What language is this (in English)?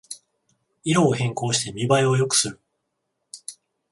Japanese